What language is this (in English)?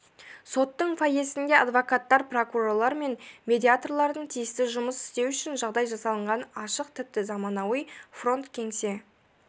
Kazakh